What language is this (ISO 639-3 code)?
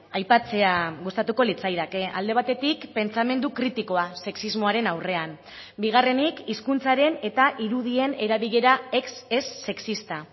eus